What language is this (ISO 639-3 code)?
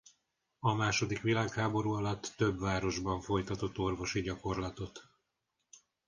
hun